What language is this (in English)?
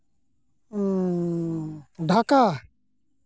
Santali